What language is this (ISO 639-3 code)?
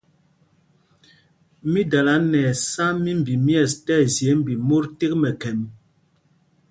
mgg